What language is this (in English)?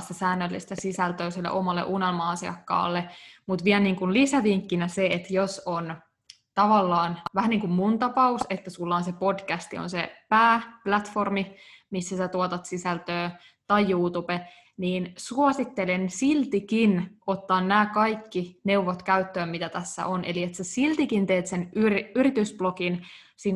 Finnish